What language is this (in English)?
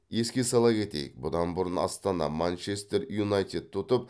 Kazakh